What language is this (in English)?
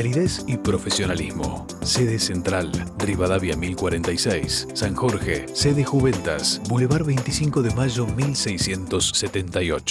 Spanish